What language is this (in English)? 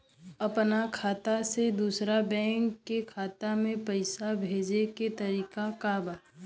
Bhojpuri